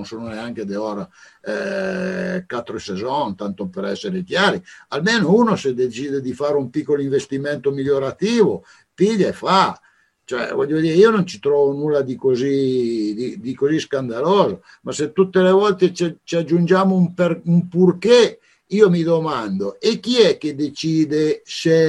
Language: Italian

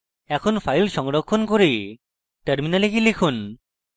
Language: Bangla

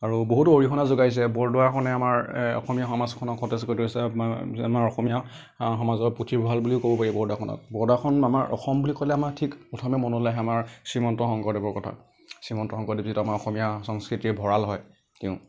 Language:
Assamese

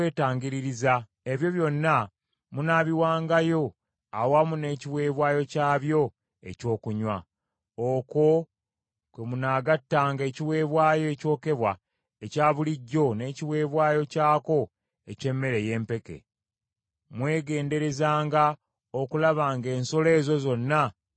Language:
Ganda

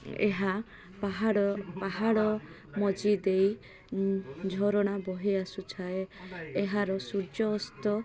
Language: Odia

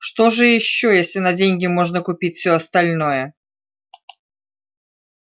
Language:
Russian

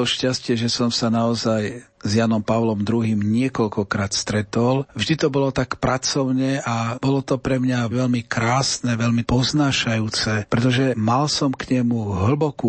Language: Slovak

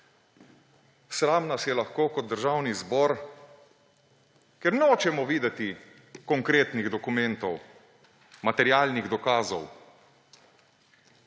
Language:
Slovenian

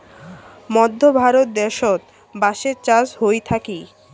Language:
Bangla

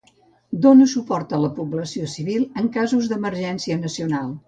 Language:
Catalan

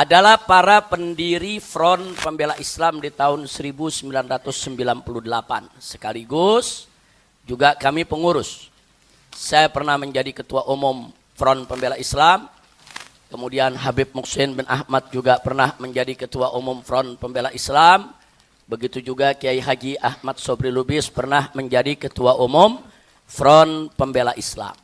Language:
Indonesian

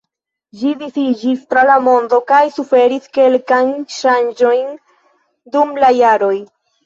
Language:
Esperanto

